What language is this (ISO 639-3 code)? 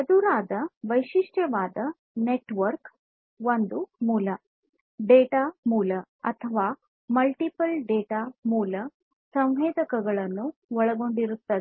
kan